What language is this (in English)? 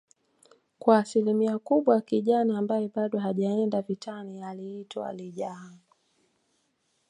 Swahili